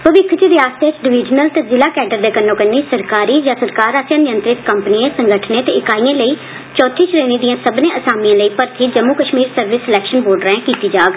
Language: Dogri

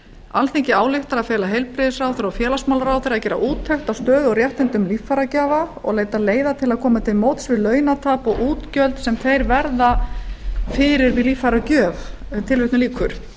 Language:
Icelandic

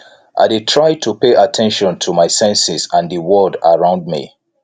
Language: Nigerian Pidgin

